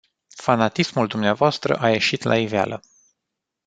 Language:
Romanian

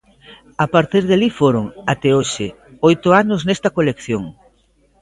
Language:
Galician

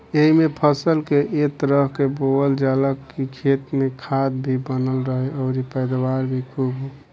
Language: Bhojpuri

